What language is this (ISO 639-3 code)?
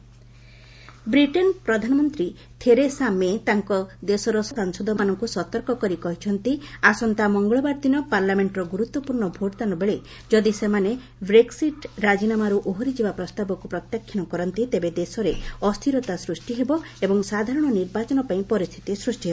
ori